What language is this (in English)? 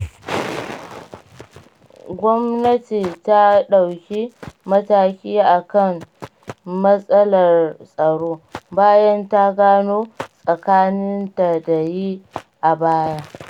Hausa